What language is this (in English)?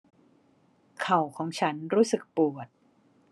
Thai